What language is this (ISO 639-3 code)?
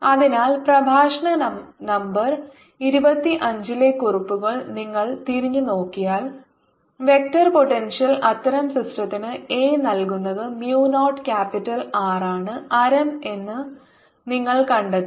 mal